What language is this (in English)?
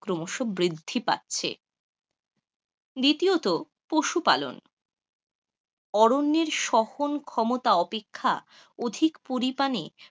Bangla